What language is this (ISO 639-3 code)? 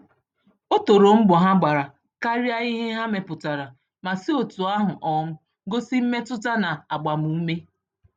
ibo